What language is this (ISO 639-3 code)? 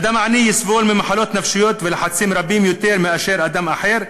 heb